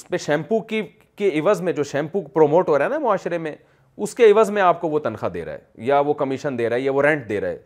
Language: Urdu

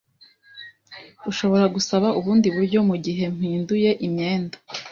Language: Kinyarwanda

